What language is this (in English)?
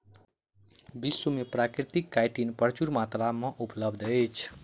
Maithili